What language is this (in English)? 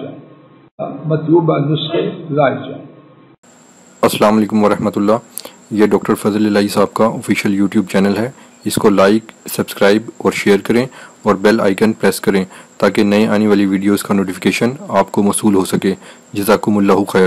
Arabic